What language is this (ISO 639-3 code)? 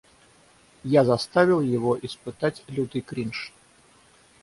rus